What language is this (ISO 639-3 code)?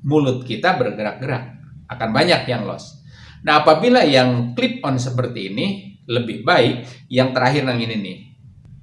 ind